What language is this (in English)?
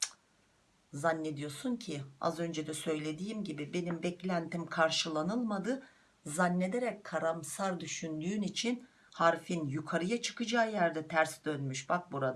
Turkish